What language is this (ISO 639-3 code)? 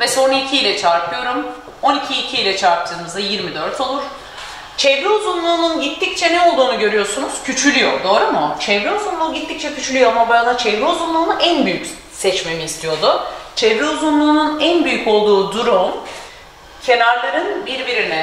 tur